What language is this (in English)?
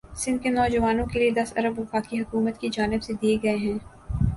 Urdu